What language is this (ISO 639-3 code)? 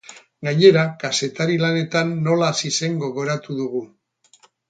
eus